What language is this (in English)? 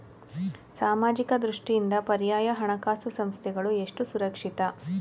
Kannada